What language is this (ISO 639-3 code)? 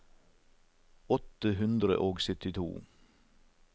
nor